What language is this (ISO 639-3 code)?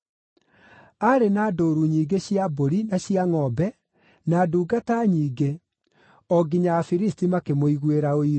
kik